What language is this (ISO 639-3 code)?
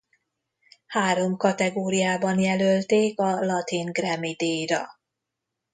hun